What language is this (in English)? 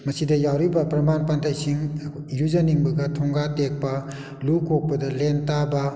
Manipuri